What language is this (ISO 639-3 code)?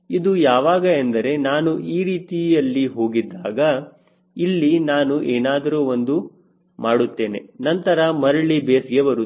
kan